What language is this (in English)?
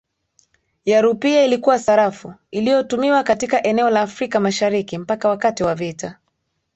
Swahili